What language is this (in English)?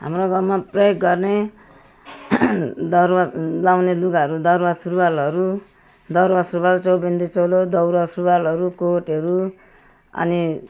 Nepali